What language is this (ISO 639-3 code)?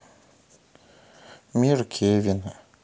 rus